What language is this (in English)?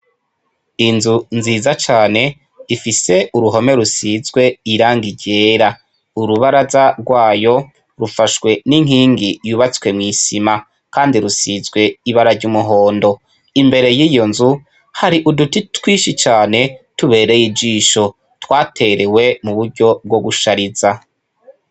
Rundi